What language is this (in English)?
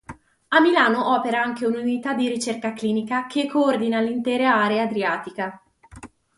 Italian